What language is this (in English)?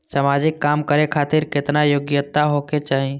Maithili